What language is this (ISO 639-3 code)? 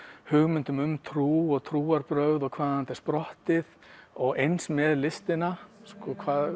isl